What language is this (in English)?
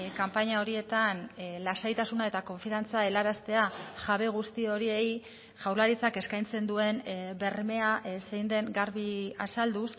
Basque